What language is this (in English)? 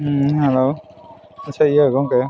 Santali